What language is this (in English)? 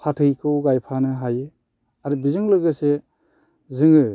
Bodo